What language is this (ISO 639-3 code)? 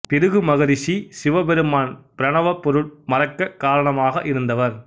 tam